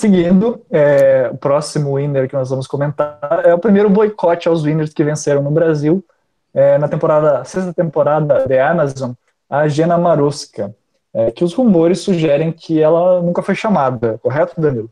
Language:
Portuguese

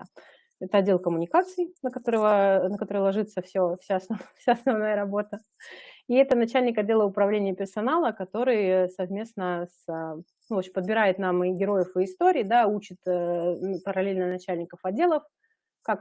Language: Russian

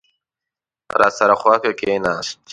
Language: Pashto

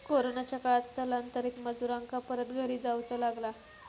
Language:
Marathi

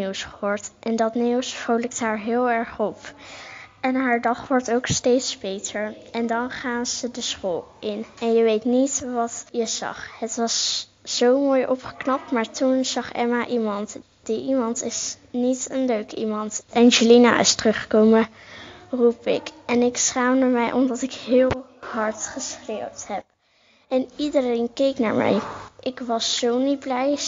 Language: Dutch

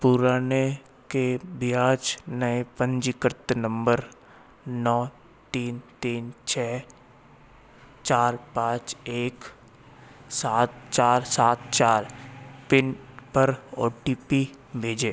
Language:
Hindi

